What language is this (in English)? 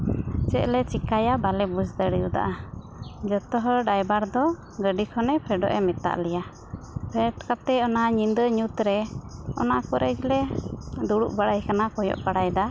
Santali